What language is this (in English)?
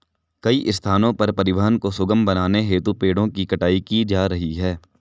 Hindi